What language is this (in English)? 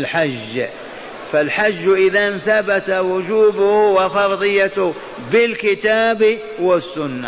Arabic